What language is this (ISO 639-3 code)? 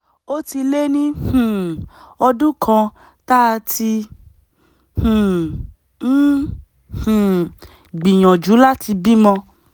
yor